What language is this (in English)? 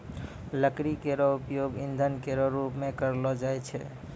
Maithili